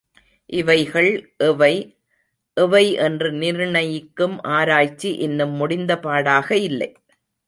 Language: Tamil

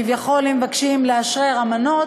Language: Hebrew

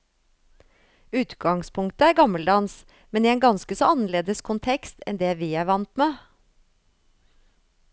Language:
Norwegian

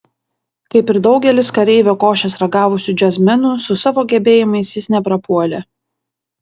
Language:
Lithuanian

